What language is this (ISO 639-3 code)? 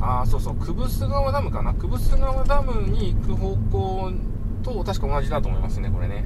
jpn